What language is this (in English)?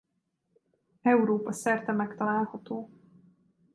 Hungarian